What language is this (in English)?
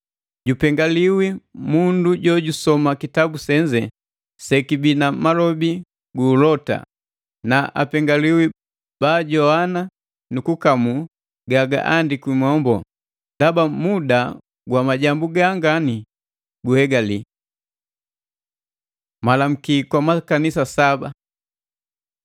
Matengo